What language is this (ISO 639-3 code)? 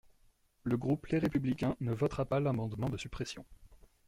fra